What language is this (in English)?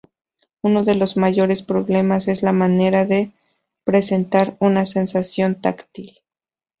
Spanish